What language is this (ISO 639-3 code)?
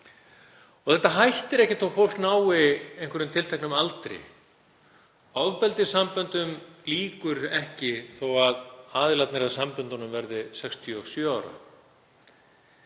isl